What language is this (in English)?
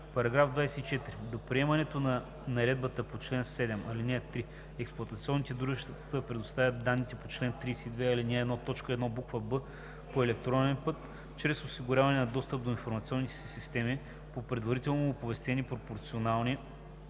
Bulgarian